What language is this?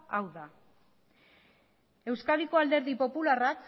Basque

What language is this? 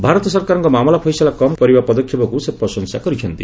Odia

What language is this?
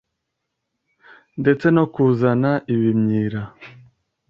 Kinyarwanda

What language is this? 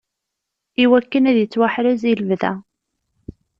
Kabyle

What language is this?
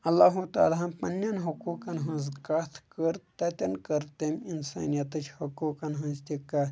Kashmiri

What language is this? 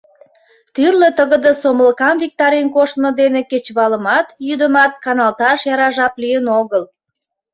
Mari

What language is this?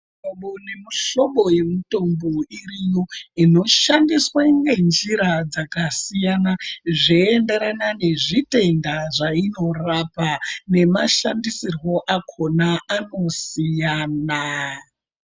Ndau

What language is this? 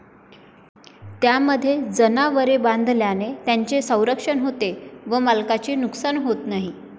Marathi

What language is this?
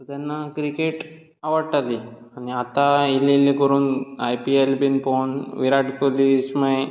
Konkani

